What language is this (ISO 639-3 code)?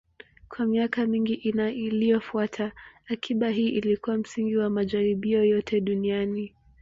swa